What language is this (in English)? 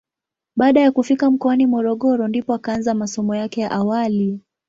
Swahili